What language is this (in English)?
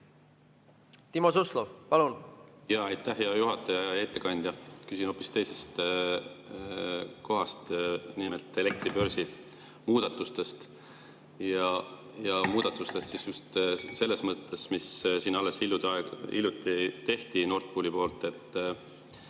Estonian